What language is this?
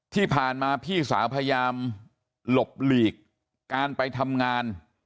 Thai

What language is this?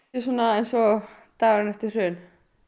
Icelandic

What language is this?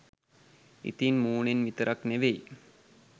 Sinhala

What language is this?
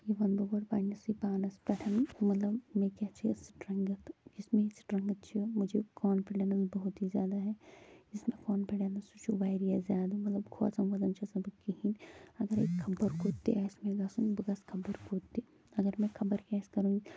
Kashmiri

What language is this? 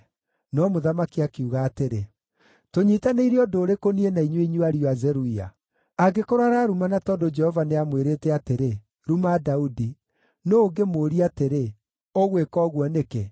Kikuyu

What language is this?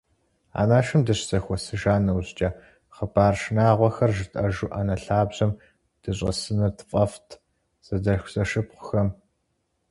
Kabardian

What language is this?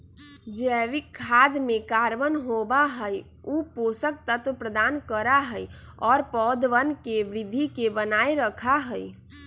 Magahi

